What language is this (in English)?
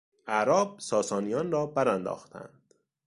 Persian